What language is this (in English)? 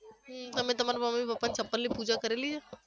Gujarati